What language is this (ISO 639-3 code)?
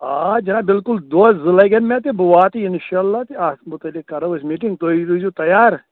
kas